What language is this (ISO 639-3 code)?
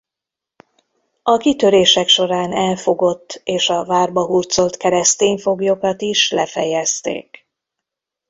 hun